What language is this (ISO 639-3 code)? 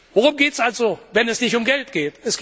deu